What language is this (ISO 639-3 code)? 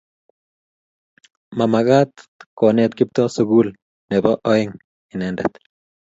kln